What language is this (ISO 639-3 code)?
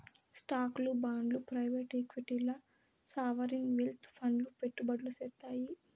tel